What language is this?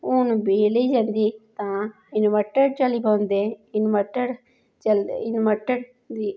Dogri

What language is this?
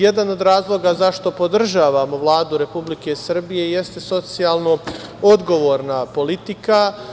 Serbian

